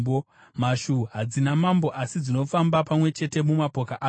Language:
Shona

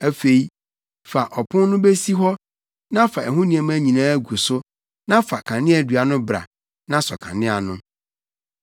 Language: Akan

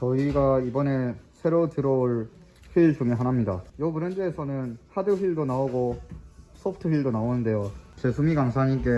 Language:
Korean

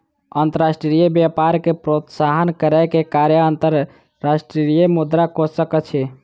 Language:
Maithili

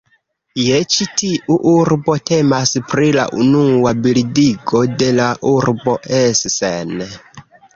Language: Esperanto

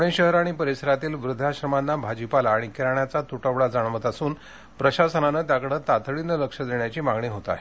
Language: Marathi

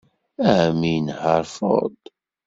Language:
Kabyle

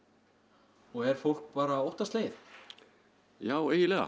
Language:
Icelandic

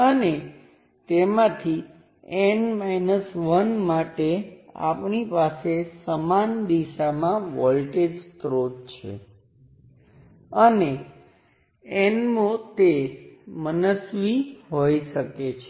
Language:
Gujarati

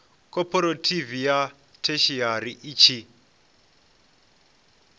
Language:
Venda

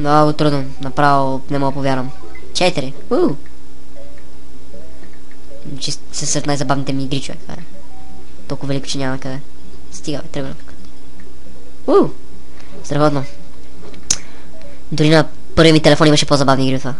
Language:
Romanian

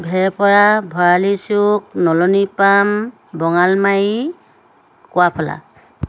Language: Assamese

